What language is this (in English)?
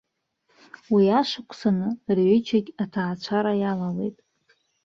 Abkhazian